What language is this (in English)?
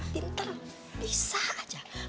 Indonesian